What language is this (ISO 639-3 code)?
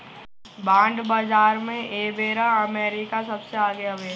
bho